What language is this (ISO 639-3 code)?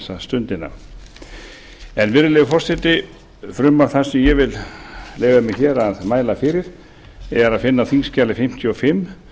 isl